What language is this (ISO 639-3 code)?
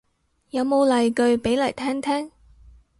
yue